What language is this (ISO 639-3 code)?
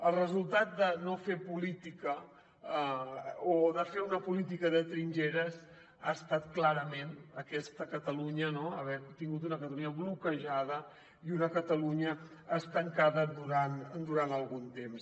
cat